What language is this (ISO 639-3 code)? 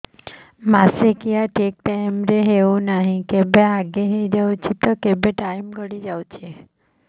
ori